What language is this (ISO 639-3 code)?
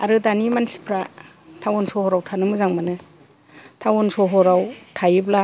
brx